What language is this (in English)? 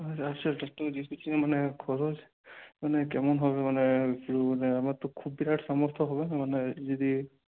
Bangla